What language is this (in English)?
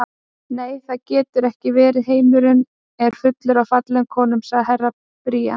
Icelandic